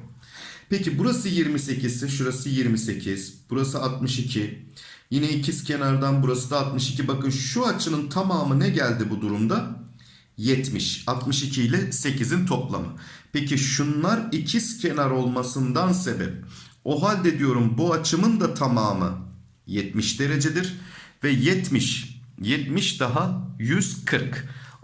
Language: Turkish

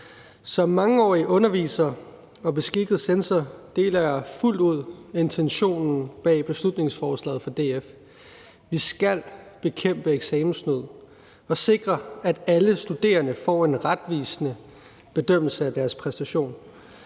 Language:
Danish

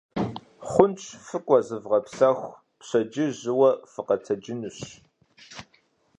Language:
Kabardian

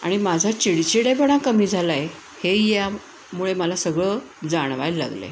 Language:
Marathi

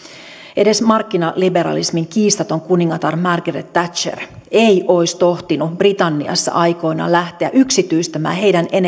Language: Finnish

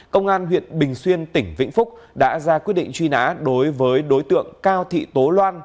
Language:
Vietnamese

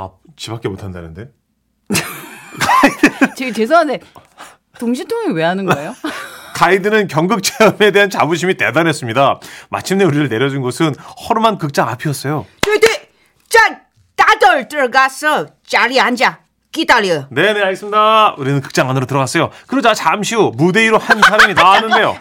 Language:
Korean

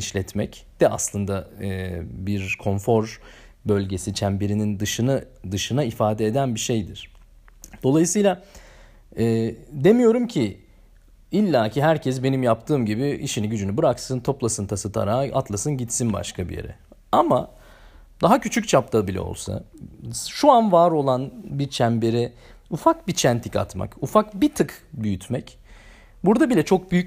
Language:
Turkish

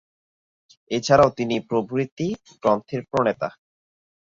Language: Bangla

